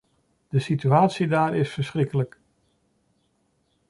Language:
Dutch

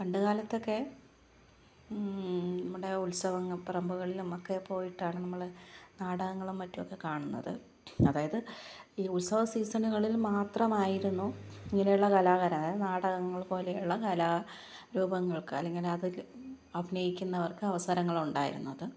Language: Malayalam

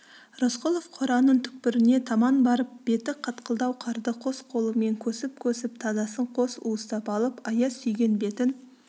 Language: Kazakh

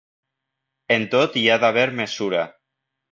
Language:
Catalan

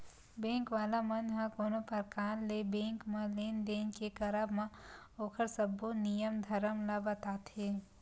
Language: Chhattisgarhi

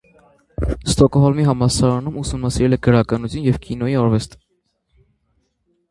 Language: Armenian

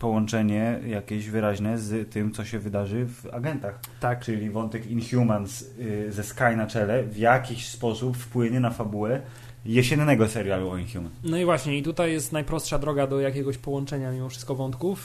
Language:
Polish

